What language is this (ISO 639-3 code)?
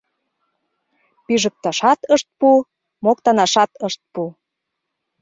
chm